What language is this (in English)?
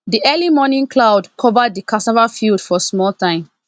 Nigerian Pidgin